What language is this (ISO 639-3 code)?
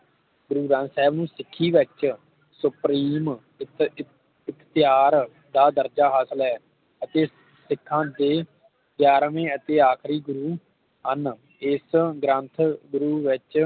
pan